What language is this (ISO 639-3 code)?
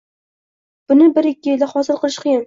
uzb